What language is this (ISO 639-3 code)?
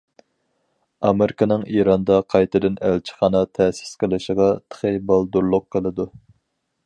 uig